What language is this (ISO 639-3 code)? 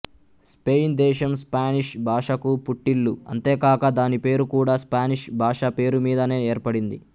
tel